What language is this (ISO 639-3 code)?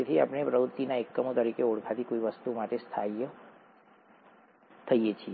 guj